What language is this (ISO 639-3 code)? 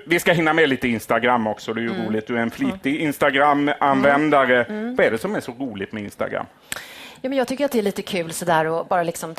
swe